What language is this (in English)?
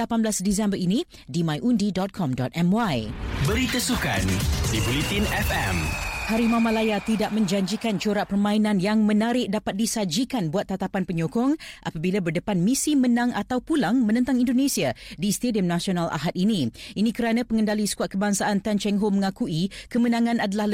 Malay